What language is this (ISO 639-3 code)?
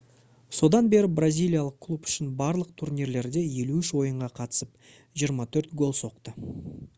kaz